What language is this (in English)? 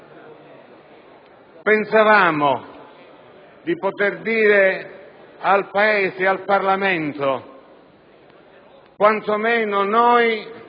Italian